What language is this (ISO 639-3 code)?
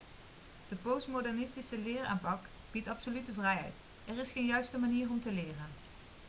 nld